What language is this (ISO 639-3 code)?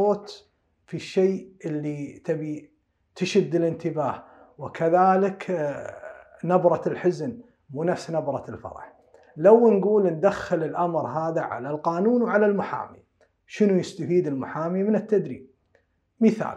ara